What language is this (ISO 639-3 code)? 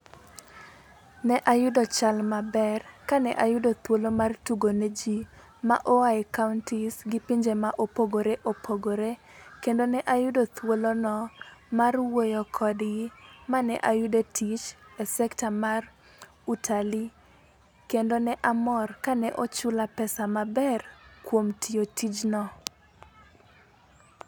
luo